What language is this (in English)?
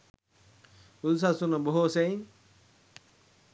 Sinhala